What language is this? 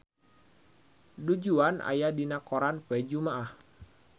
Sundanese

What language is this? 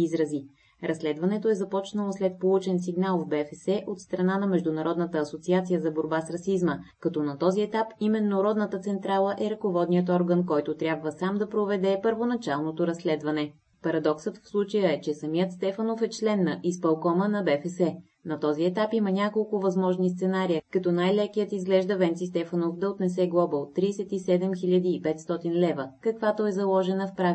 Bulgarian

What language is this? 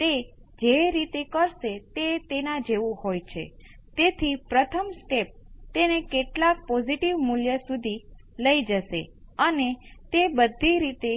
Gujarati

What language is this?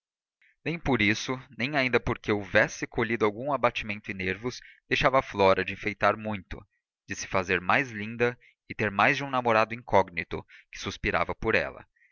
Portuguese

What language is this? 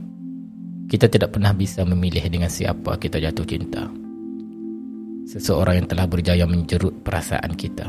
Malay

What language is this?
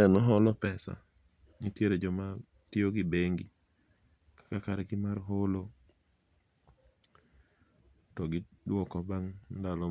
Luo (Kenya and Tanzania)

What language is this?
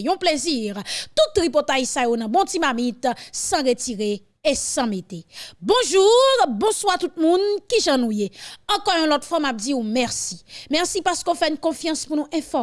French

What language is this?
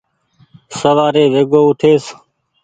Goaria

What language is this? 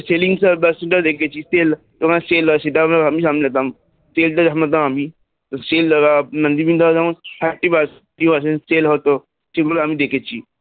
Bangla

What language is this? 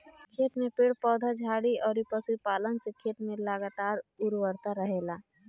Bhojpuri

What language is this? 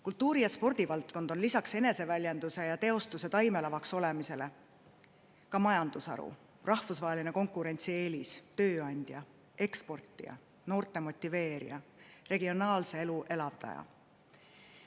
Estonian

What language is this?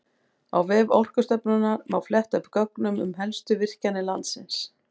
Icelandic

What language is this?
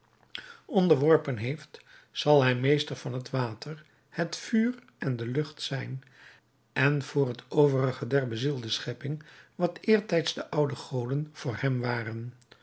Dutch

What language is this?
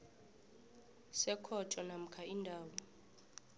South Ndebele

